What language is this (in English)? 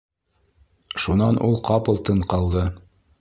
Bashkir